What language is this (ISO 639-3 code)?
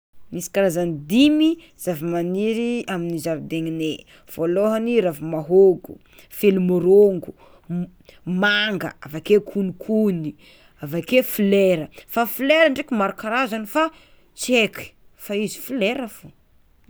xmw